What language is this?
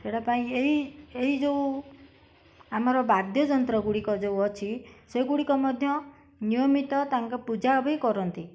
Odia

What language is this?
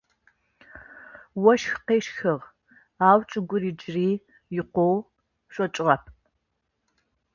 Adyghe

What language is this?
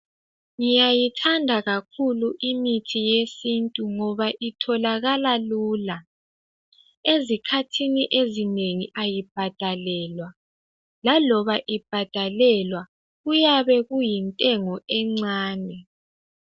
North Ndebele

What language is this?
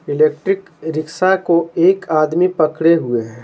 Hindi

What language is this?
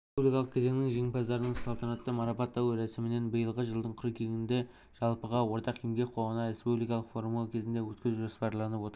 Kazakh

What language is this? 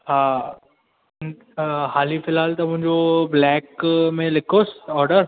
Sindhi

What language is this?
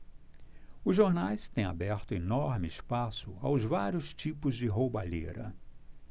Portuguese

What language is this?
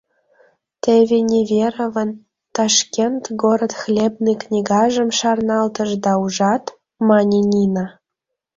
Mari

